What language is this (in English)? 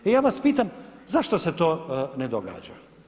Croatian